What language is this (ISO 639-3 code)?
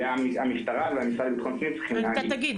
heb